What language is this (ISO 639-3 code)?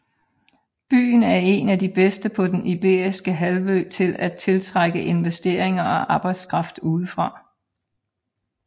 dan